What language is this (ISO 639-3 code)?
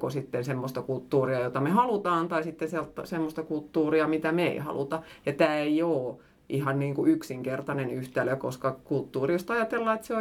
fin